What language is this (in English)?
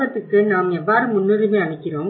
Tamil